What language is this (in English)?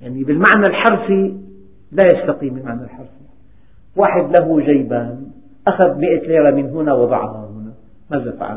Arabic